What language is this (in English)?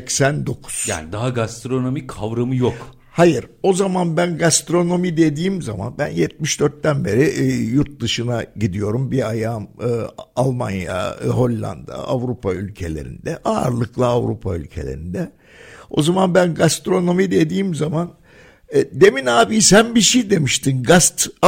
Turkish